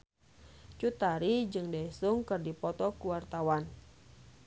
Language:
Sundanese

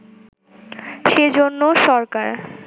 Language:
Bangla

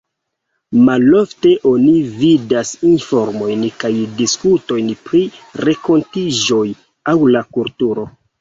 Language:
Esperanto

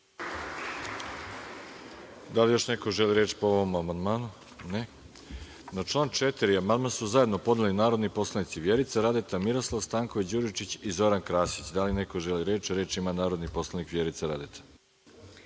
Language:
Serbian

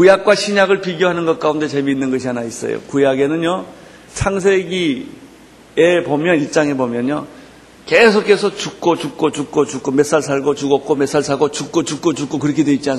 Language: Korean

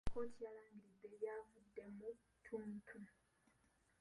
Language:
Ganda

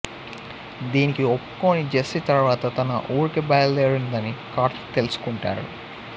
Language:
Telugu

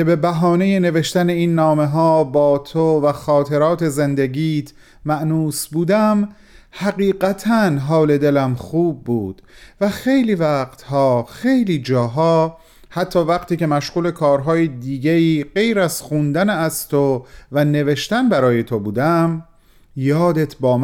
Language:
Persian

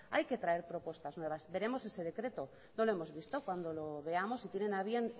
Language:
Spanish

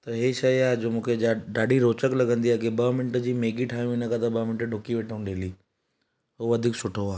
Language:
Sindhi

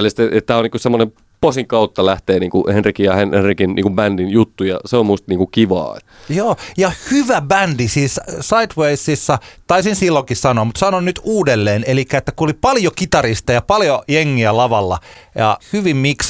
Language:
Finnish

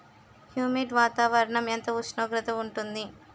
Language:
Telugu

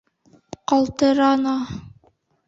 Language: Bashkir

